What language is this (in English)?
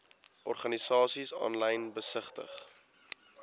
Afrikaans